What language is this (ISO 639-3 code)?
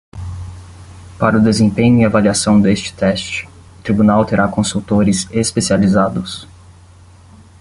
por